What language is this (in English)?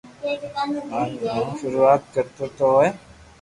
Loarki